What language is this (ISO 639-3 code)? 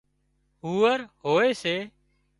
kxp